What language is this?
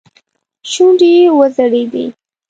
Pashto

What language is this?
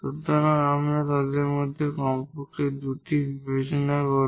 Bangla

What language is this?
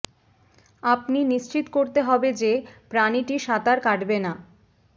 Bangla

